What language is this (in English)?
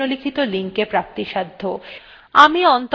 Bangla